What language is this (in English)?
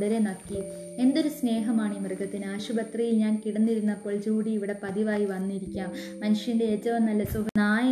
Malayalam